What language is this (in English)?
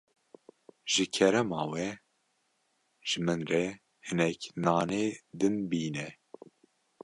Kurdish